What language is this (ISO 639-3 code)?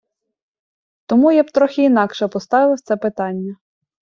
ukr